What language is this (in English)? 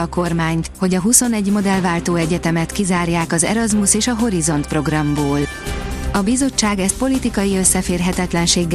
Hungarian